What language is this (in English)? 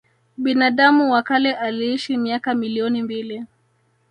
Swahili